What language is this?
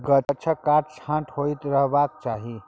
Maithili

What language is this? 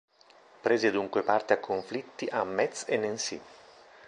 Italian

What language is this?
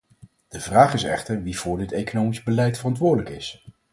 Dutch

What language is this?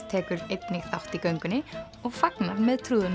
Icelandic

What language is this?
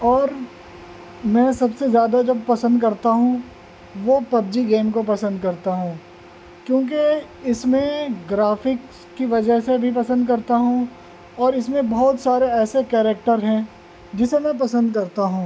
Urdu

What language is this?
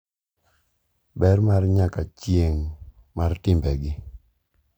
Luo (Kenya and Tanzania)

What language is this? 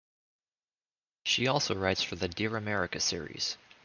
English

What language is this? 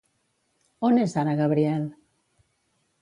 Catalan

